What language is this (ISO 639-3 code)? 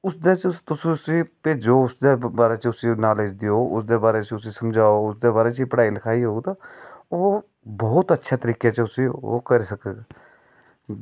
doi